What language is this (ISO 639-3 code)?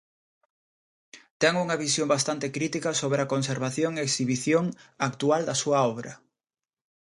glg